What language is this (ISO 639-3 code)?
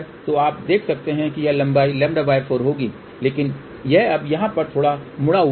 hin